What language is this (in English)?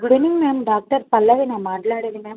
Telugu